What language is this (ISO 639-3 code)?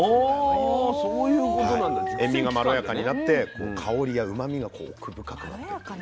jpn